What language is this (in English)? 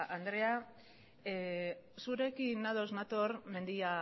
Basque